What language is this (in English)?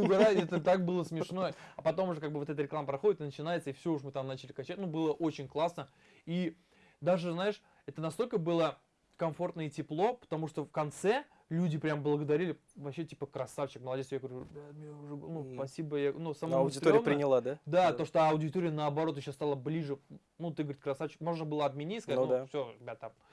Russian